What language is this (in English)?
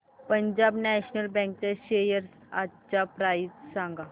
Marathi